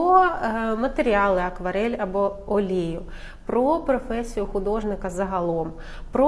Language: Ukrainian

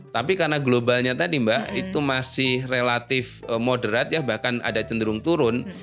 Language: Indonesian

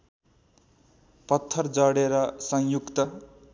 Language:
Nepali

